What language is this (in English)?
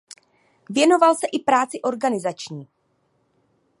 Czech